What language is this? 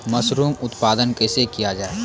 Maithili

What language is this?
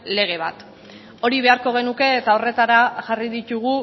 Basque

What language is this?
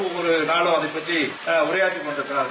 Tamil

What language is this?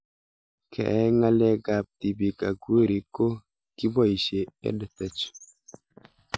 Kalenjin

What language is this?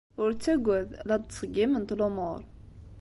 Kabyle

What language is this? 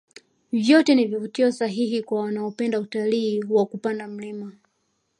Swahili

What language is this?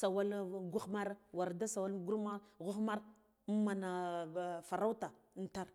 Guduf-Gava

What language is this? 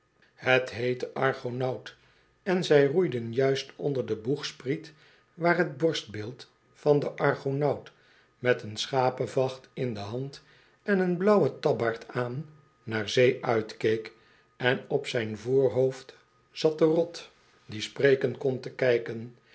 Dutch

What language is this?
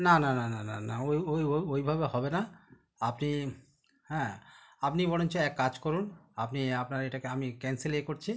Bangla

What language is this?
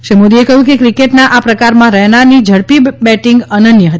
Gujarati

